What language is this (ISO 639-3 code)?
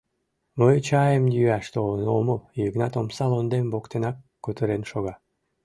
chm